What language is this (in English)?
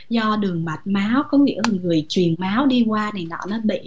Vietnamese